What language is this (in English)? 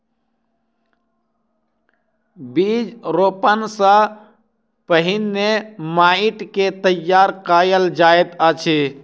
Maithili